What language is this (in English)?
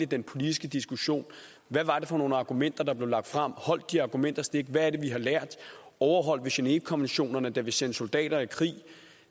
Danish